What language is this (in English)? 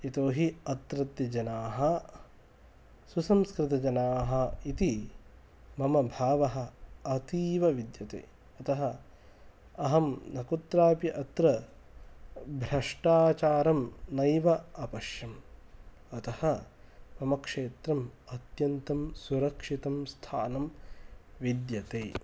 Sanskrit